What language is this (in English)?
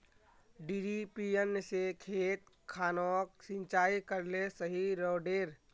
Magahi